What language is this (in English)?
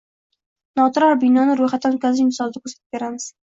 Uzbek